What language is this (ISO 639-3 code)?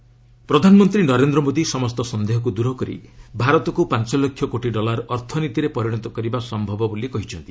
ori